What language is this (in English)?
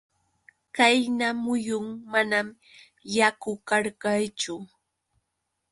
Yauyos Quechua